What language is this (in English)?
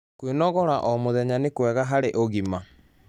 Kikuyu